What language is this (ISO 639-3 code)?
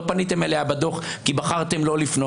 heb